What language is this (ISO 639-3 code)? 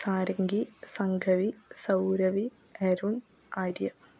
mal